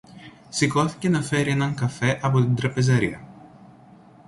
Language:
Greek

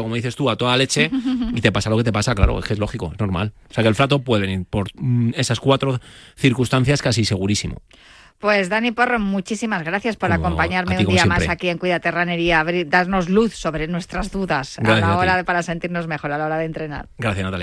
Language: Spanish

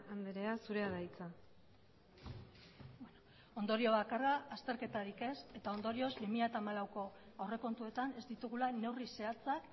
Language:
Basque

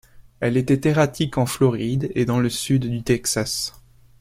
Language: French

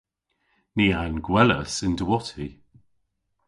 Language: Cornish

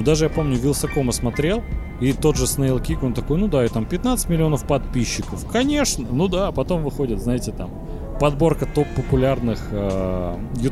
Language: Russian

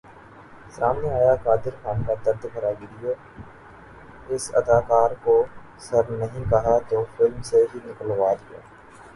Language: Urdu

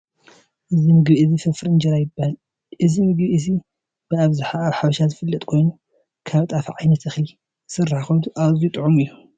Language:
Tigrinya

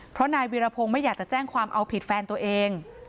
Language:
Thai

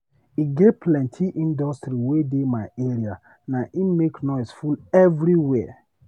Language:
Nigerian Pidgin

